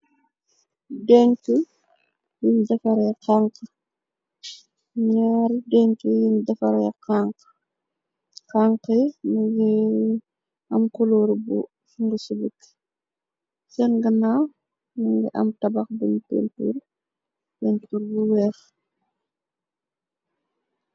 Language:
Wolof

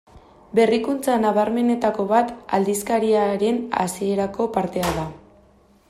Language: Basque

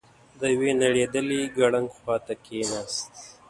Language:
Pashto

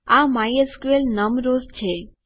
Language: Gujarati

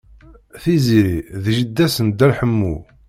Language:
Kabyle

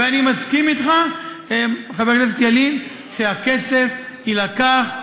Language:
Hebrew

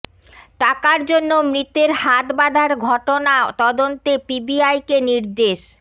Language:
Bangla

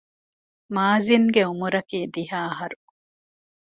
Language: Divehi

